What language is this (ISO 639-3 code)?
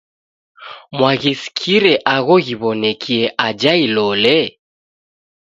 dav